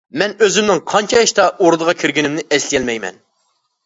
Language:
Uyghur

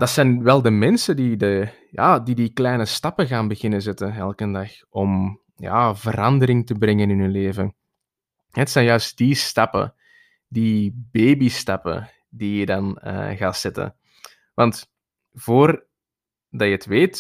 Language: Dutch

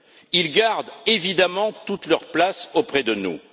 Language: French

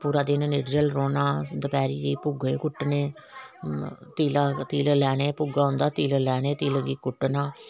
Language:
Dogri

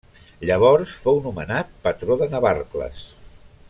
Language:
Catalan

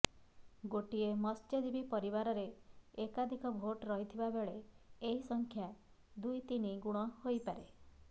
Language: Odia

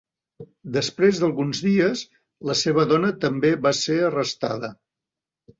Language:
Catalan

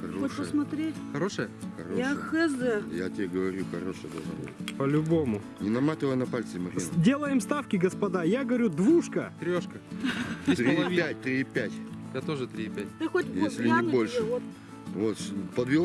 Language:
Russian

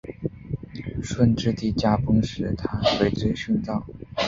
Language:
Chinese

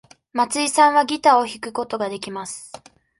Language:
Japanese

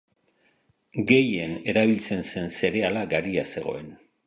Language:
Basque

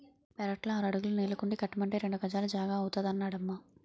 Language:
Telugu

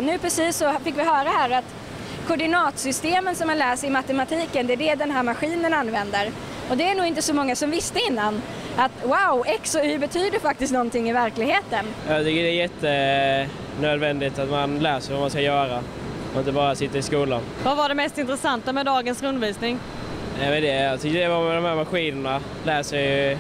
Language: Swedish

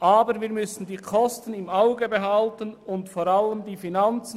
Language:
Swiss German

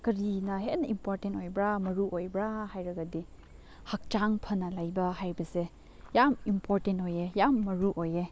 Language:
Manipuri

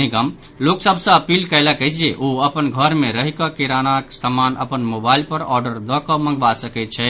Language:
Maithili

